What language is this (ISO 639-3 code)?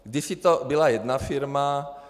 ces